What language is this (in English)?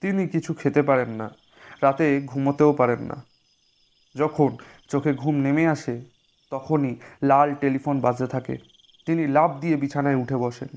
Bangla